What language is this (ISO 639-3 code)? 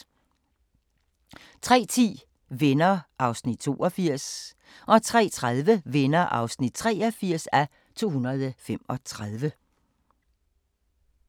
dan